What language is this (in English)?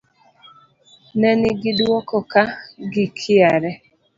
Luo (Kenya and Tanzania)